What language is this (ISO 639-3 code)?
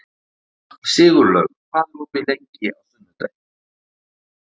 isl